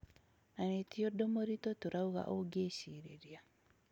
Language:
Kikuyu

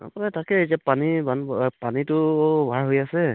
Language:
Assamese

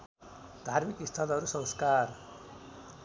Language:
Nepali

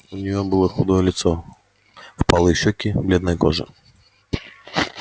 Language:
Russian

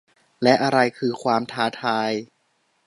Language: Thai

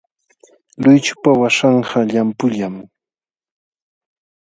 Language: Jauja Wanca Quechua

